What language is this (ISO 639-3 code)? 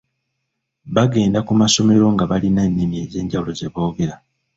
lug